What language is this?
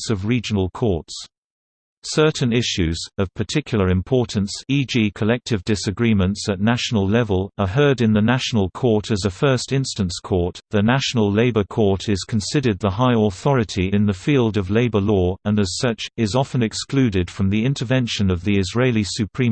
English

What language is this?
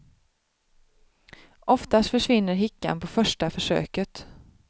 Swedish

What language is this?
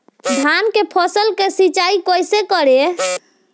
Bhojpuri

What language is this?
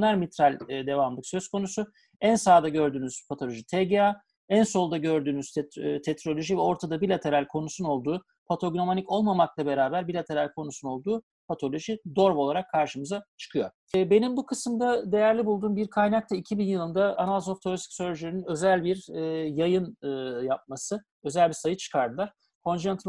Turkish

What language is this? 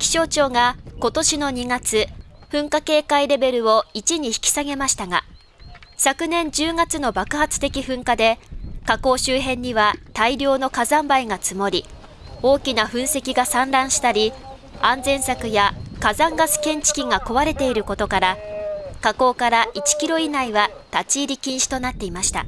Japanese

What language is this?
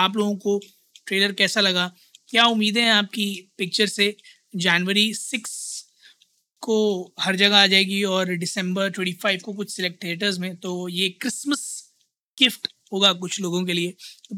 Hindi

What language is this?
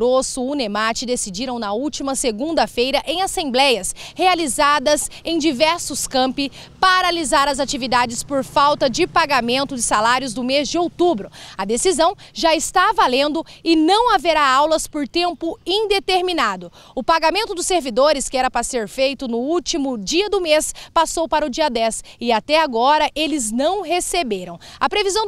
Portuguese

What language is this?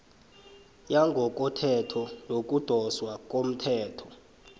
South Ndebele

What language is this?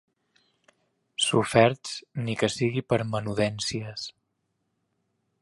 Catalan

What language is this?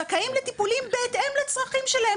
Hebrew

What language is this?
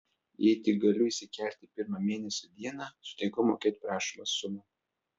Lithuanian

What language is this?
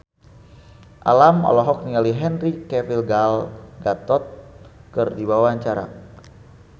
Sundanese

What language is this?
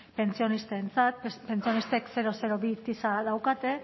Basque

